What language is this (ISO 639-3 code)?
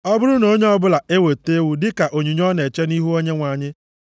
ibo